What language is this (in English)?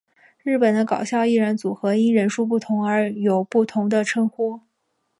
Chinese